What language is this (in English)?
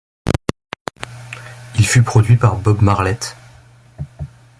French